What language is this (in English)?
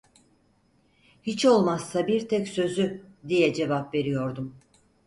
Turkish